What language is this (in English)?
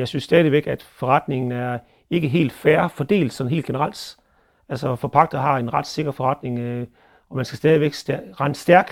Danish